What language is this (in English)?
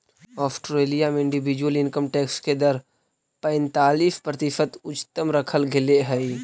Magahi